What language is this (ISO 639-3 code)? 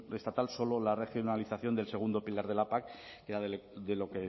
spa